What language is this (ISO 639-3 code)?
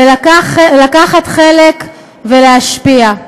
heb